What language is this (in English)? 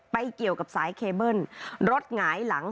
Thai